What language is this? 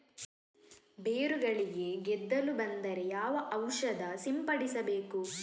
Kannada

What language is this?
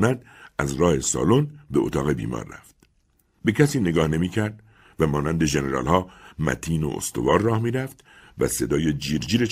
Persian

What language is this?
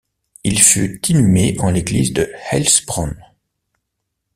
French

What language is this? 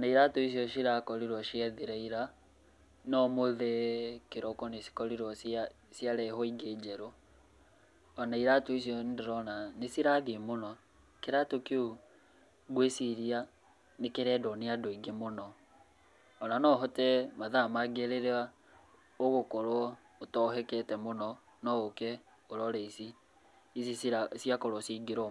Kikuyu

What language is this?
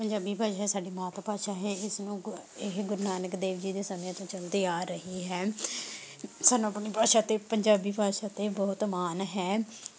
Punjabi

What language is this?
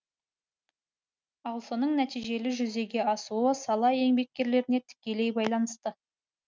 Kazakh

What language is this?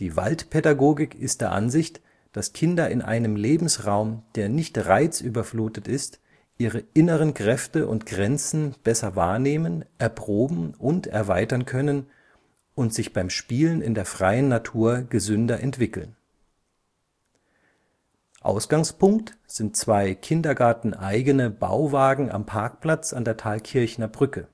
German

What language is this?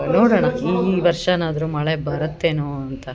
Kannada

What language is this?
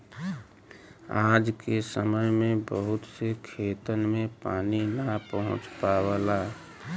Bhojpuri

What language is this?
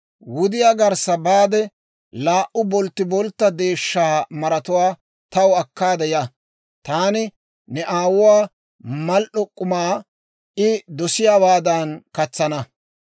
Dawro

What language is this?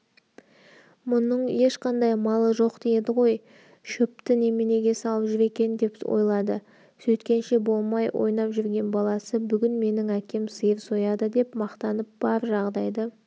Kazakh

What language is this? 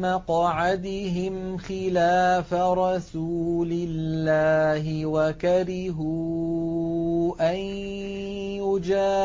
Arabic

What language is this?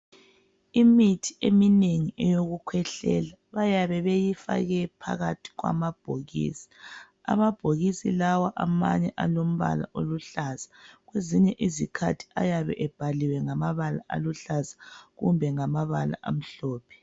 North Ndebele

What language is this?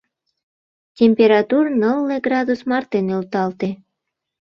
Mari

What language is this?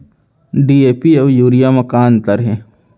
Chhattisgarhi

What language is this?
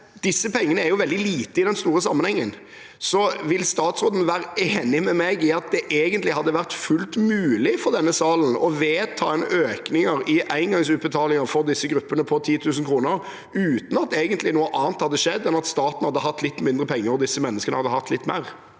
Norwegian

